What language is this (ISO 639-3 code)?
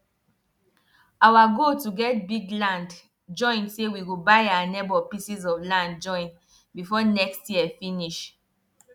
pcm